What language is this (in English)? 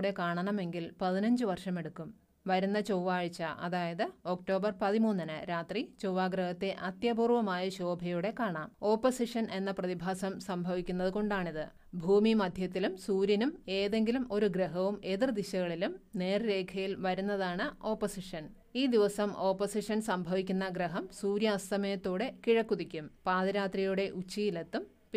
Malayalam